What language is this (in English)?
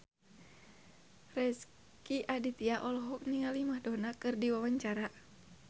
Sundanese